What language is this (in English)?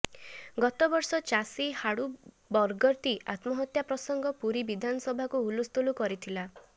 Odia